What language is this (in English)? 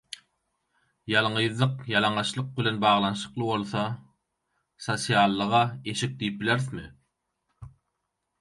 Turkmen